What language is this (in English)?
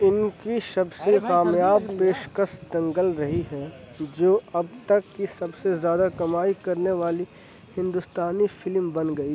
Urdu